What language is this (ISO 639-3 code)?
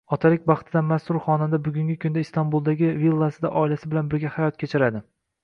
uzb